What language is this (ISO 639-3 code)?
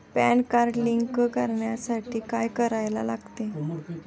mar